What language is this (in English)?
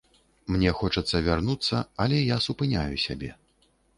Belarusian